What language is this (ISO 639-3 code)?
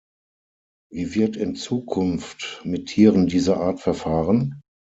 deu